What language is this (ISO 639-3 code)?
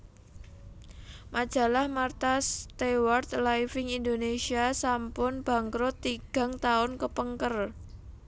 jav